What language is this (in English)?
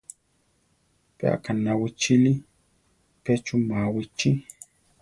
Central Tarahumara